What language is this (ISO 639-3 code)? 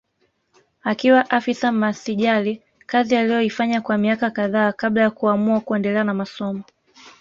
swa